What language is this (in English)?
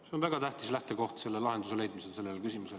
Estonian